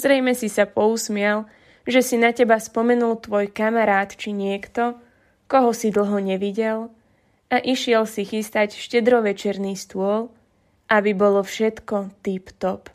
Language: Slovak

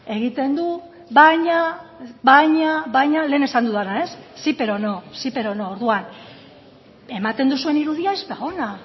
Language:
Basque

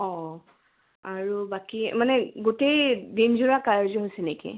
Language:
Assamese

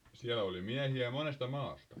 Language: Finnish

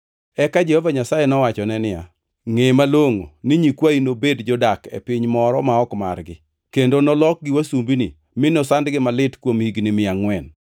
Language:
Luo (Kenya and Tanzania)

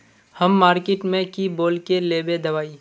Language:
Magahi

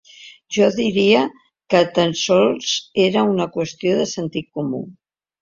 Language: Catalan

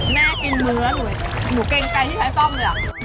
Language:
Thai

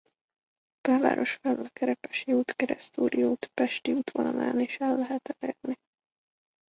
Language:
Hungarian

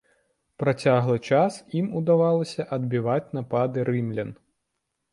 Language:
Belarusian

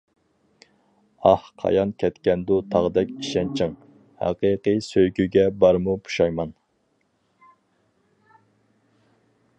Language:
Uyghur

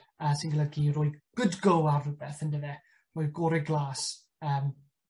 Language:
Welsh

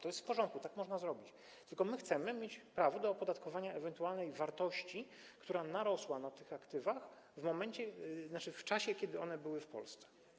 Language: Polish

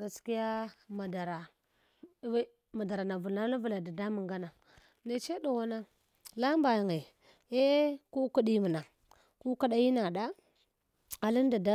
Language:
Hwana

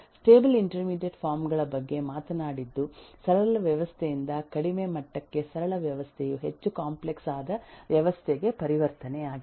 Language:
Kannada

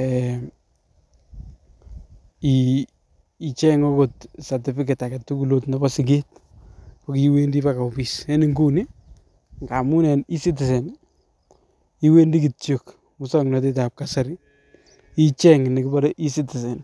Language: Kalenjin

